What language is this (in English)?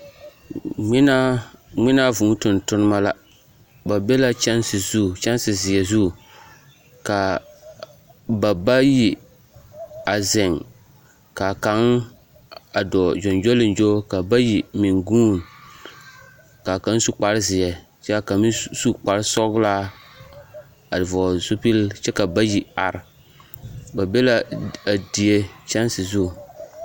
Southern Dagaare